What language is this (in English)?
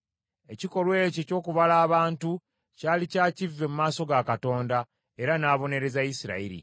Ganda